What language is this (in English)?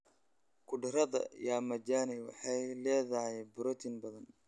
Somali